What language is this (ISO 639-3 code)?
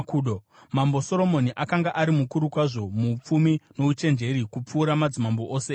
sna